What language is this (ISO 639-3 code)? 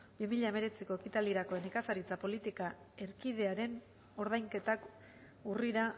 eus